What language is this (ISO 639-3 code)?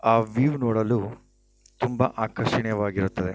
kan